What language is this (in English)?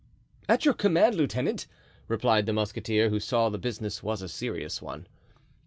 English